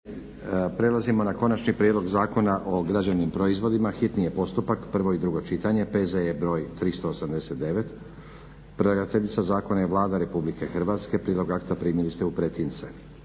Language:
Croatian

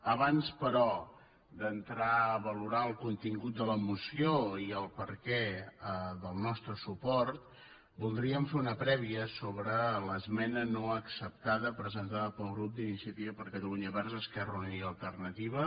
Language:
Catalan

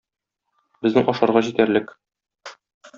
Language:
Tatar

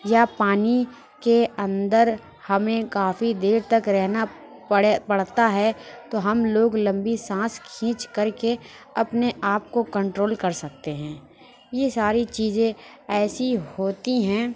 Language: Urdu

